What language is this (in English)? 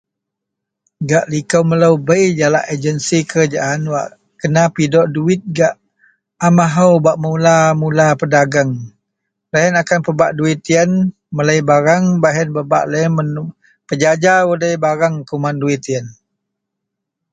Central Melanau